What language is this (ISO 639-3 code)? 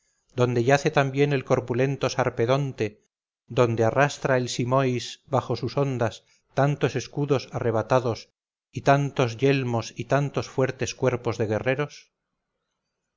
spa